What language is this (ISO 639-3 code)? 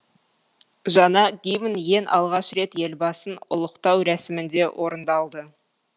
kaz